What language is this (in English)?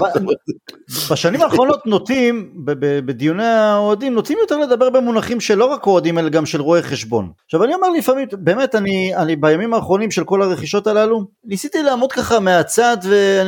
Hebrew